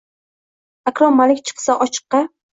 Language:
Uzbek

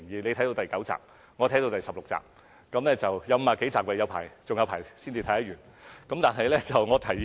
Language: Cantonese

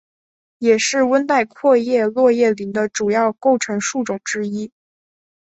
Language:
Chinese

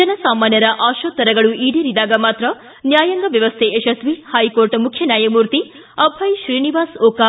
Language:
Kannada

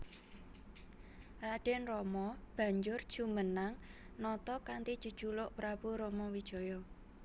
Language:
Javanese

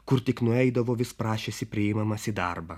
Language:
Lithuanian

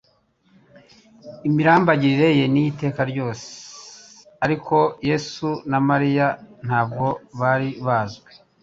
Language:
Kinyarwanda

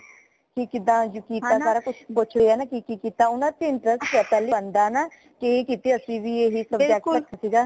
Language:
Punjabi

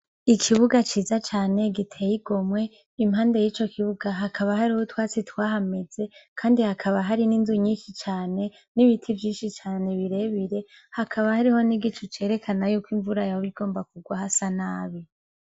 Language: Rundi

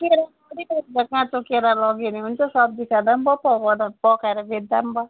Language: Nepali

